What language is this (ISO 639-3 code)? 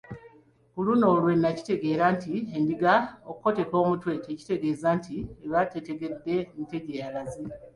lug